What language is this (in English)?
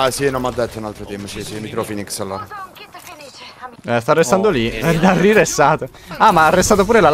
Italian